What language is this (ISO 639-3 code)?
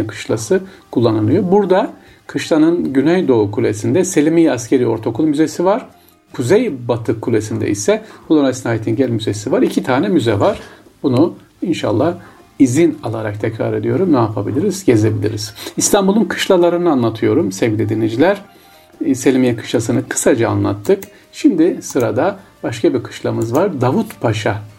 tur